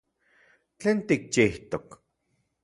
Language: Central Puebla Nahuatl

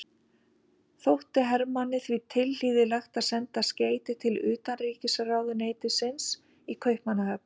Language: Icelandic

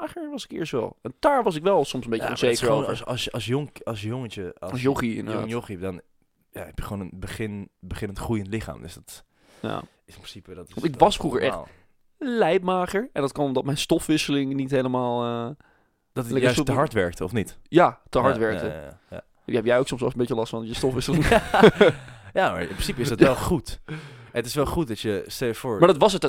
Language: Dutch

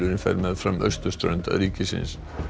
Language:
Icelandic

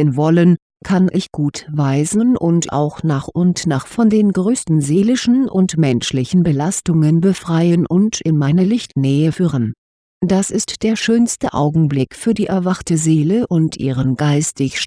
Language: German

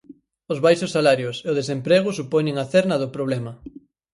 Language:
Galician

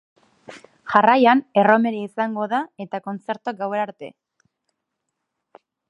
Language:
Basque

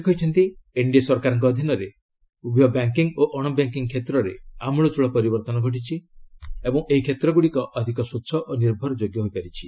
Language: Odia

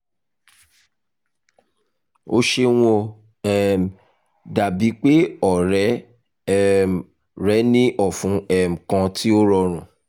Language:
Yoruba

